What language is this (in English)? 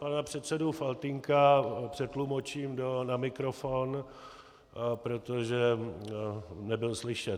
Czech